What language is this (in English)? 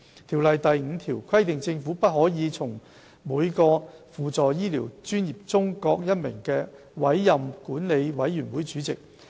Cantonese